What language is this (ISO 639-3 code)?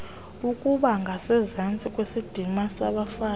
xho